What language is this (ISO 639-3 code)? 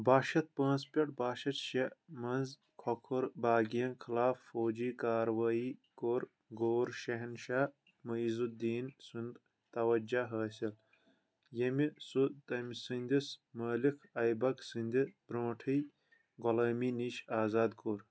kas